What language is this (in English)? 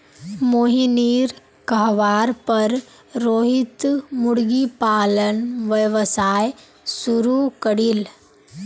Magahi